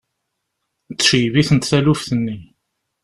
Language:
Kabyle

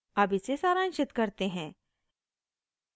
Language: Hindi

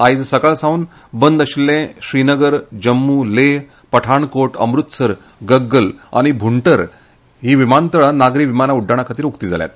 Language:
Konkani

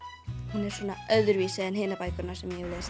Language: Icelandic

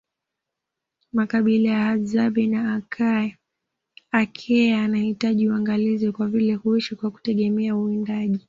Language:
Swahili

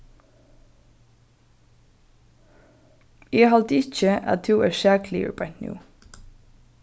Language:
Faroese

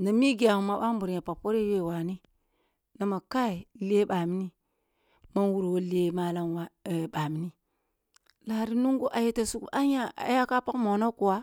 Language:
Kulung (Nigeria)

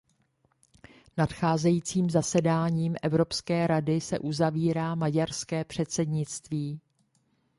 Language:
Czech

